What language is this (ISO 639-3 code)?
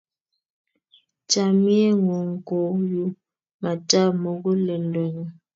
kln